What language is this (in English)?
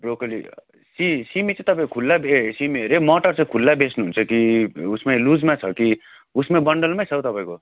Nepali